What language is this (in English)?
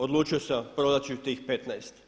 Croatian